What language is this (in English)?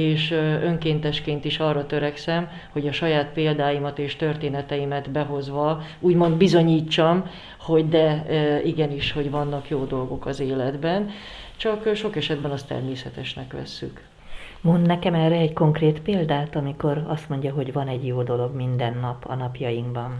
Hungarian